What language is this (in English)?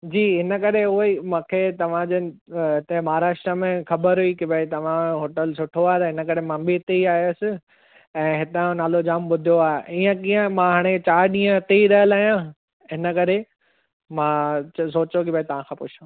Sindhi